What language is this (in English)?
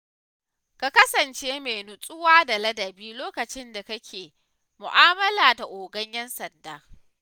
Hausa